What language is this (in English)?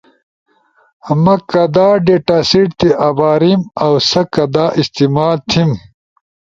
Ushojo